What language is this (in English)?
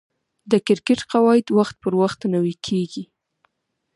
Pashto